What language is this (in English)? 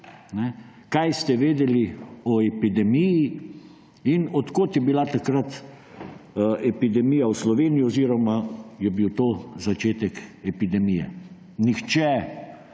Slovenian